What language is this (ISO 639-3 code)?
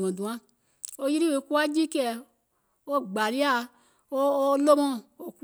gol